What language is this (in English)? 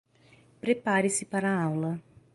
Portuguese